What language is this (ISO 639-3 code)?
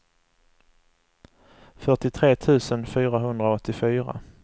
swe